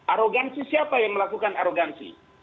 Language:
Indonesian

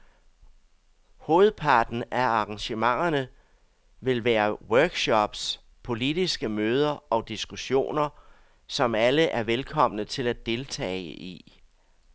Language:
Danish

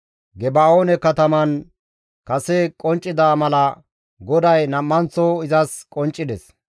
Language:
Gamo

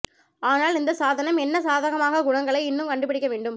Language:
Tamil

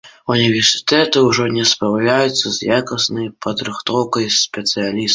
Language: Belarusian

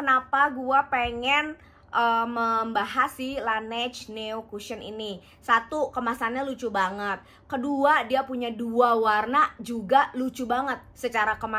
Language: Indonesian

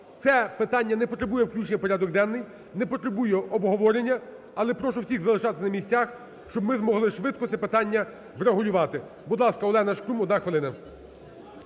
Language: Ukrainian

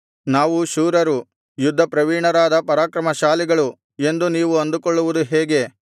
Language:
Kannada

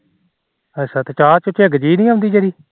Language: Punjabi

